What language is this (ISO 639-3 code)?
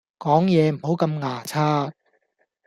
yue